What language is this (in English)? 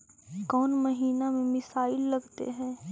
Magahi